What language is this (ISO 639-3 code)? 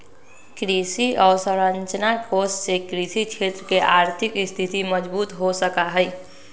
mag